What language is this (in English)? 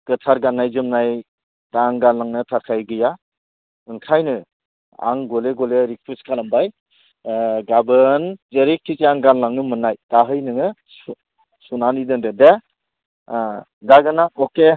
Bodo